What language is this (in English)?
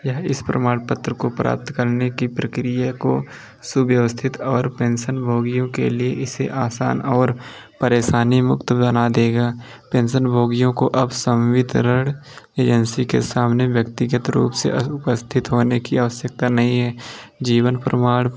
Hindi